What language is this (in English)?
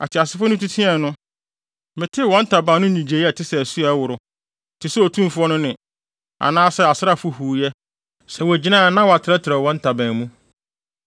Akan